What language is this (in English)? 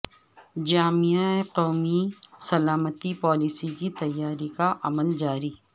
Urdu